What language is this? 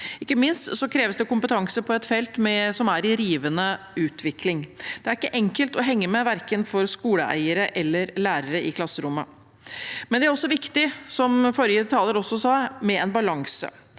Norwegian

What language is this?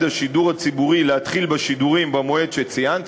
Hebrew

